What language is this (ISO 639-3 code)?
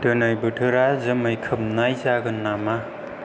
brx